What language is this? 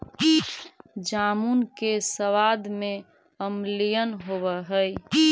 Magahi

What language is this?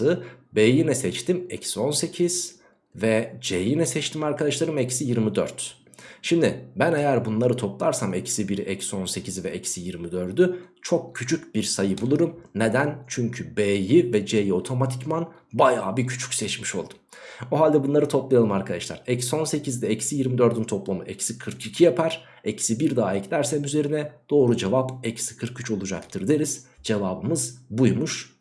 Turkish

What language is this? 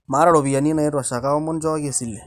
Masai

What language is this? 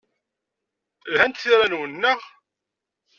Kabyle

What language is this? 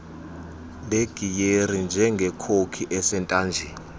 Xhosa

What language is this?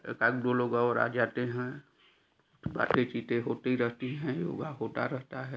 Hindi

